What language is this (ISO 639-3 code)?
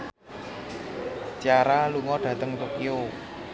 jav